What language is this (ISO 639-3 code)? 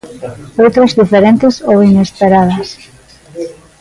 glg